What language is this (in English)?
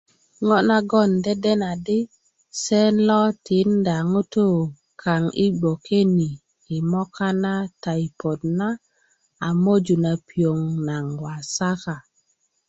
Kuku